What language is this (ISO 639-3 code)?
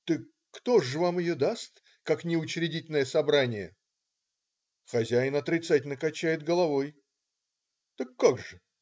rus